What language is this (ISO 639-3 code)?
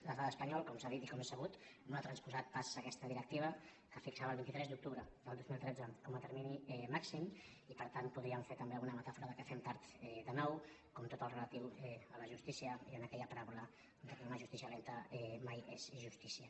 cat